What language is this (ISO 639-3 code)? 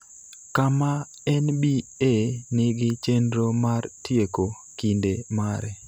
luo